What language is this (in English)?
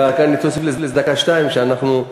Hebrew